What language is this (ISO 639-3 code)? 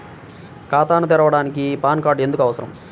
tel